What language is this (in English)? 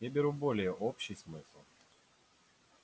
Russian